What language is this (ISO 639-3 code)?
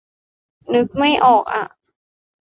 tha